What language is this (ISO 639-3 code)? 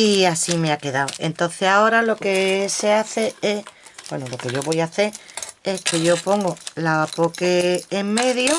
spa